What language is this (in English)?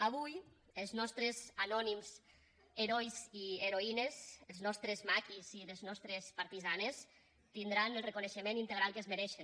Catalan